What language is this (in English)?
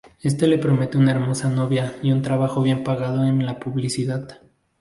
Spanish